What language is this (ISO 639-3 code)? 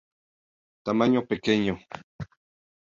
spa